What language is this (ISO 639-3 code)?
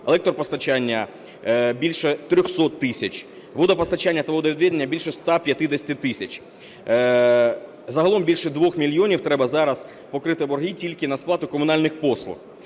ukr